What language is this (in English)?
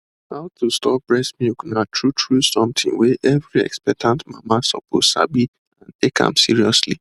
Nigerian Pidgin